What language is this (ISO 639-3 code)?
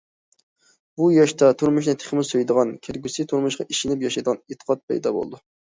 uig